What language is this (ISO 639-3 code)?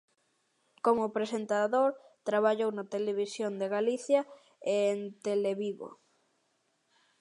glg